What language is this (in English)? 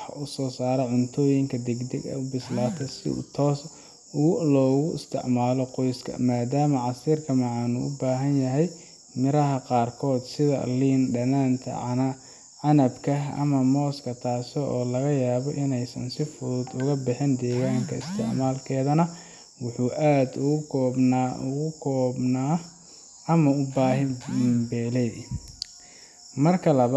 Somali